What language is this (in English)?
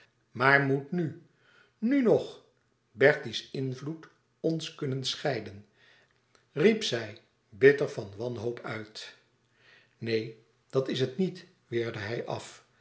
Dutch